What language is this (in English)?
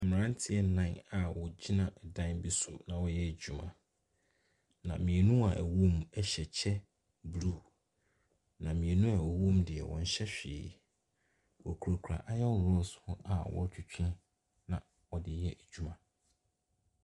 Akan